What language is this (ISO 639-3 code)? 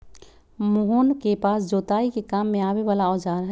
mag